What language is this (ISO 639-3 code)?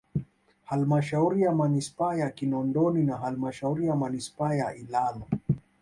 swa